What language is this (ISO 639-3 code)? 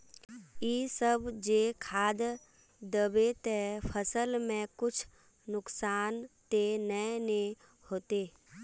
mag